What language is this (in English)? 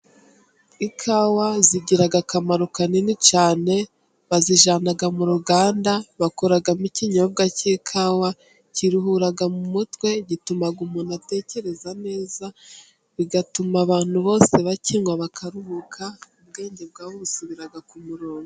Kinyarwanda